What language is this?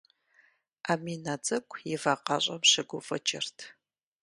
Kabardian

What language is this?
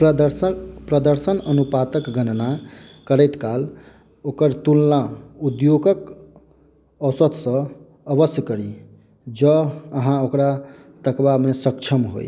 Maithili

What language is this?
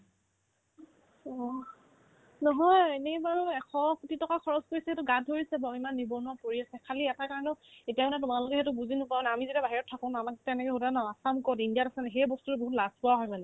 Assamese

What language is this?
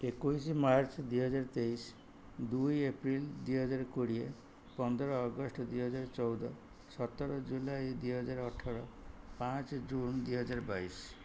Odia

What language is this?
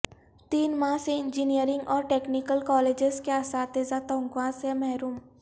Urdu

